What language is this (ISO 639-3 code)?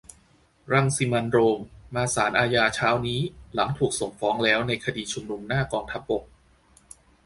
tha